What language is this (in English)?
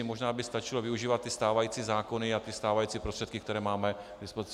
Czech